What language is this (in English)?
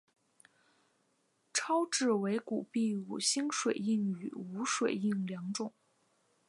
Chinese